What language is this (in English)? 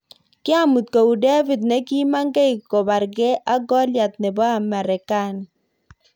Kalenjin